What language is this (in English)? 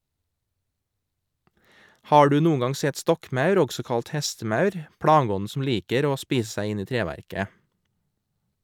Norwegian